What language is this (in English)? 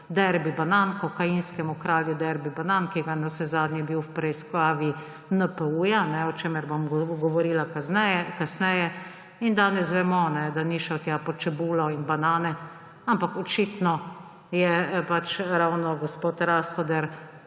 Slovenian